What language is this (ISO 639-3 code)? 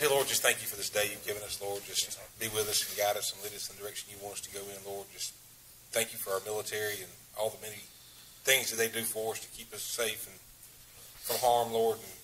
eng